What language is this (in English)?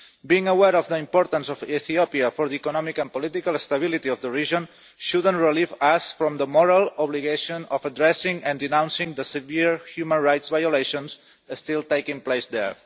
English